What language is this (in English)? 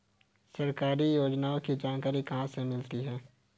Hindi